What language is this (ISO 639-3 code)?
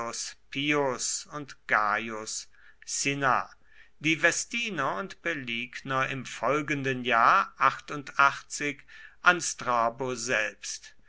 deu